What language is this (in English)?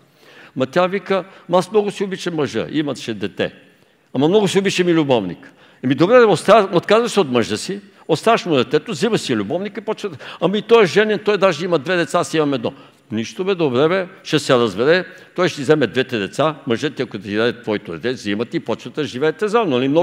Bulgarian